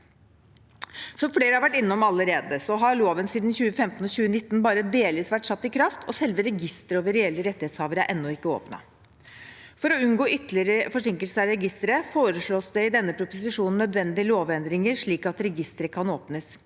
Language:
Norwegian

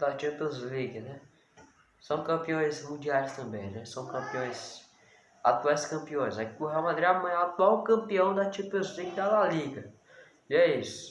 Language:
Portuguese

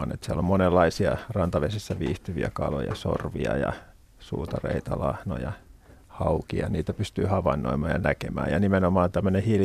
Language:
Finnish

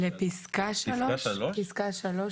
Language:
Hebrew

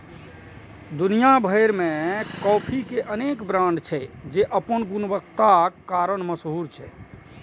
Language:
Maithili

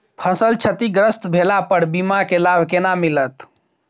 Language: Maithili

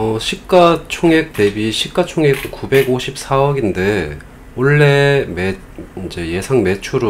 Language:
Korean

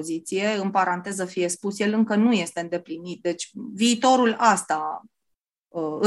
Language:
Romanian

